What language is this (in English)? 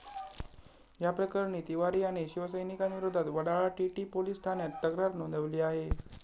Marathi